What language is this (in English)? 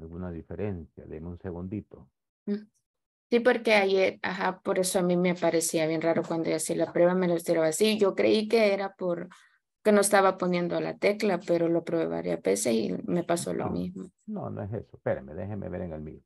Spanish